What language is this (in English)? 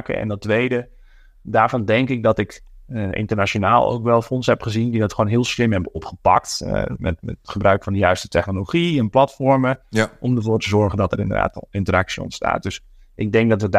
Dutch